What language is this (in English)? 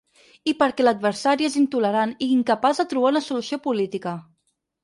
Catalan